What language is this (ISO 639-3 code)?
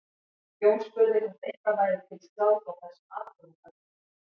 isl